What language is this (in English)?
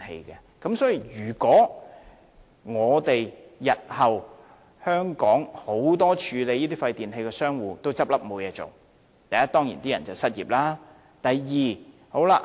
Cantonese